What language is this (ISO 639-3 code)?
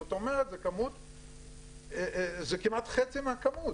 heb